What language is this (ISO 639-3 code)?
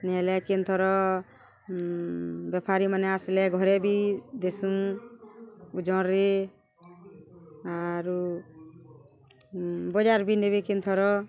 ori